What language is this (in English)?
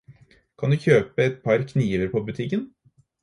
Norwegian Bokmål